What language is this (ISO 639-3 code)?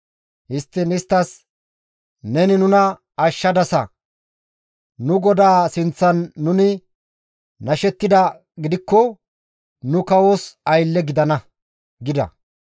gmv